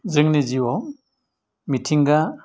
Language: Bodo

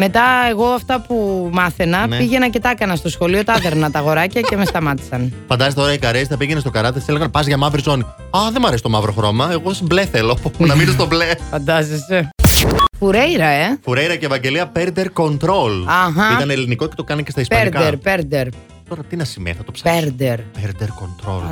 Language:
Greek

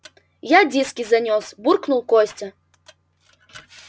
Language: Russian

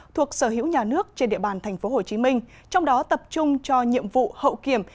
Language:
Vietnamese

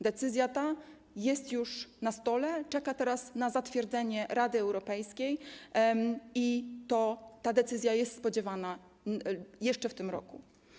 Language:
Polish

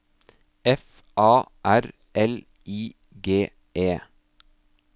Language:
Norwegian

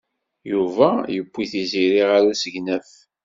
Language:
Kabyle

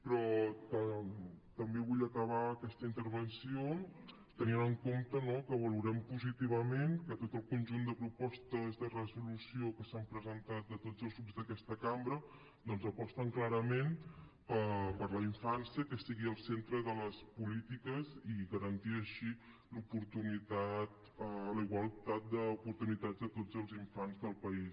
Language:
Catalan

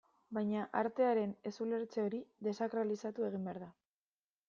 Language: Basque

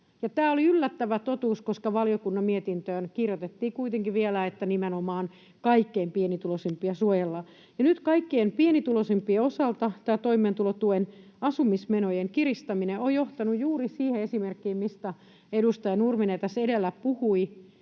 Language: Finnish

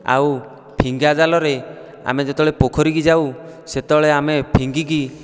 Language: Odia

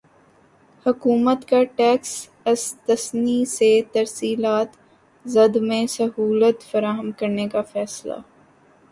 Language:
Urdu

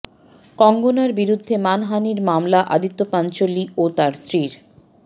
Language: Bangla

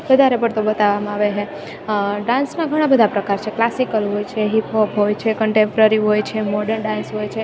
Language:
Gujarati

